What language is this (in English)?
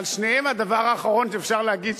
Hebrew